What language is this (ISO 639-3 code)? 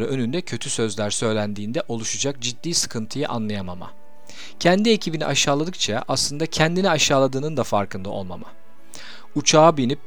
tur